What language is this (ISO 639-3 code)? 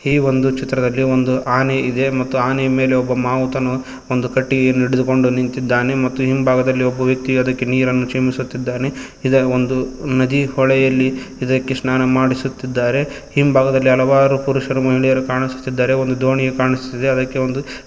kan